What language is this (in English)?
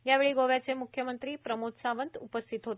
Marathi